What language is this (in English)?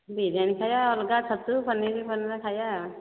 Odia